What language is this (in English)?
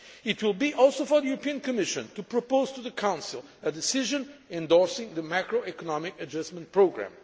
English